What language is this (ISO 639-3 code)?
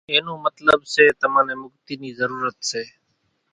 gjk